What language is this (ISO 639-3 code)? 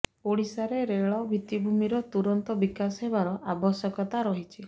ori